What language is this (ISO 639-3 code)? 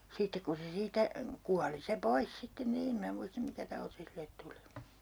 fin